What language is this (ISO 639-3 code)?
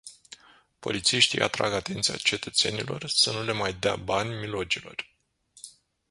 ron